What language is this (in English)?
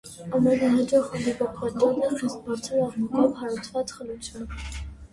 Armenian